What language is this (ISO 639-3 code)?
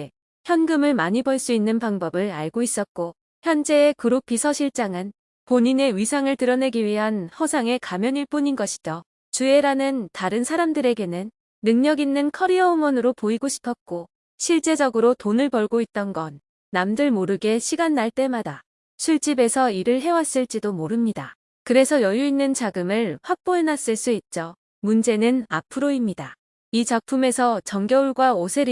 kor